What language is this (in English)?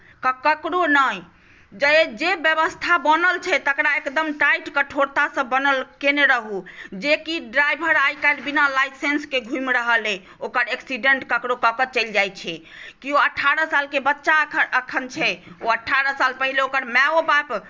Maithili